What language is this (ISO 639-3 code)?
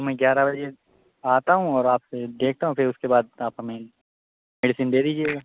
urd